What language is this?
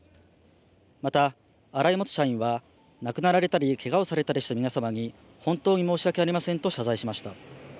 Japanese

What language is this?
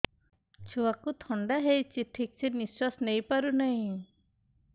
Odia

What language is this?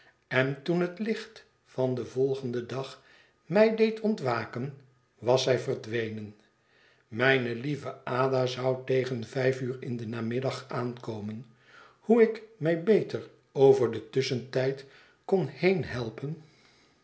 Dutch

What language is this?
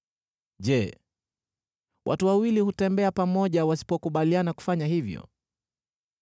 Swahili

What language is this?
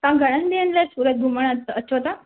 Sindhi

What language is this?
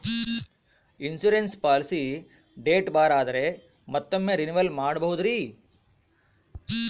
Kannada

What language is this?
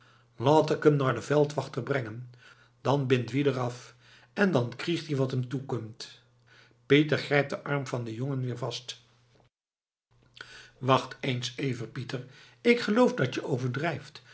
Dutch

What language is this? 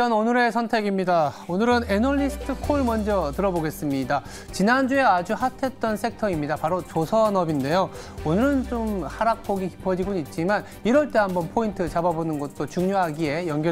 Korean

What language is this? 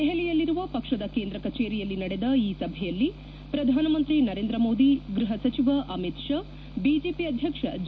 Kannada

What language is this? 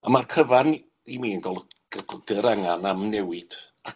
Welsh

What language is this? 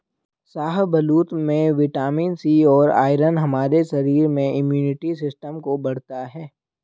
Hindi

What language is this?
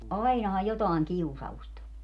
Finnish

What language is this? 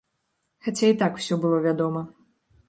Belarusian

